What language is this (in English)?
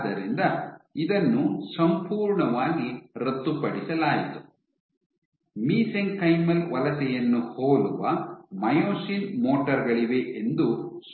Kannada